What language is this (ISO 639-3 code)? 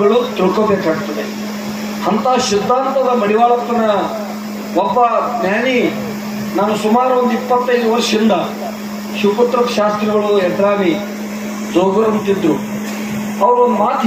ron